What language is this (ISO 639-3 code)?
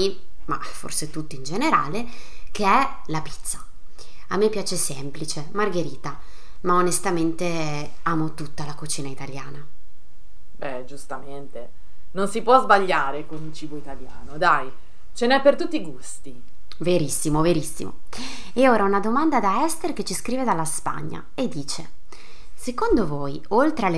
ita